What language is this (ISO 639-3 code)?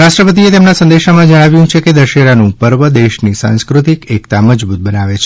guj